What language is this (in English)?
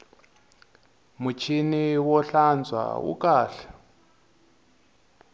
Tsonga